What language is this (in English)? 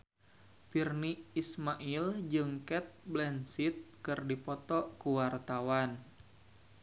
Sundanese